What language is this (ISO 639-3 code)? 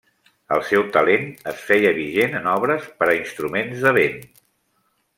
cat